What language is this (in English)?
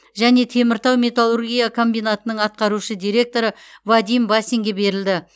Kazakh